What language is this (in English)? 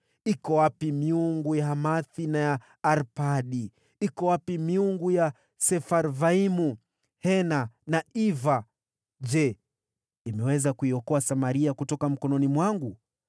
Swahili